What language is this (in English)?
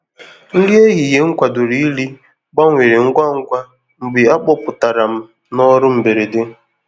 Igbo